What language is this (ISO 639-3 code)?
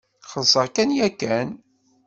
kab